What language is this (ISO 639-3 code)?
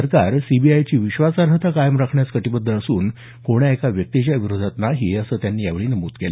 mar